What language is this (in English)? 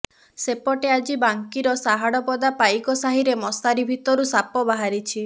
Odia